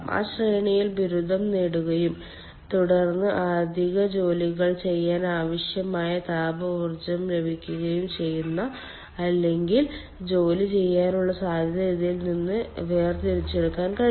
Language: Malayalam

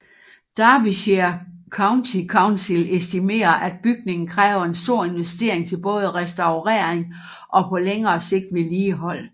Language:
Danish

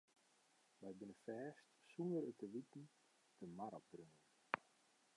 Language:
Western Frisian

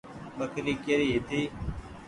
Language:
Goaria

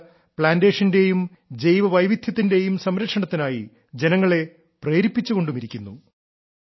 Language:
Malayalam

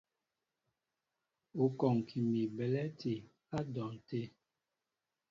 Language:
Mbo (Cameroon)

